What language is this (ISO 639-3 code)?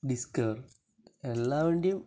mal